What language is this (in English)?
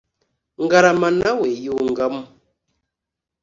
Kinyarwanda